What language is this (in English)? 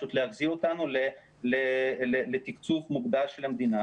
Hebrew